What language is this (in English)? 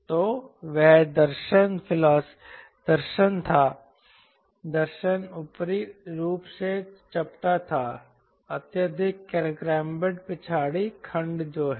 Hindi